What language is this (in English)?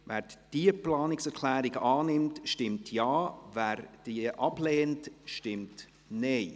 Swiss German